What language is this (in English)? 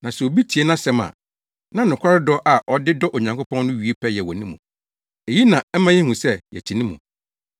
Akan